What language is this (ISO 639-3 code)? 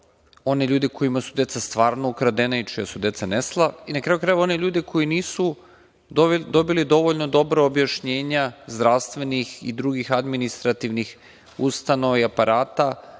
srp